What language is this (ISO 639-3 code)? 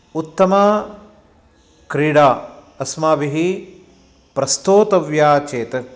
san